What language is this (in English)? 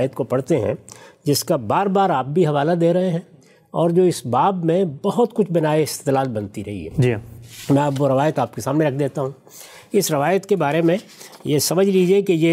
Urdu